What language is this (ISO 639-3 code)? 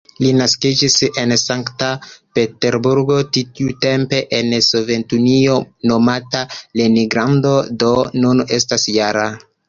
epo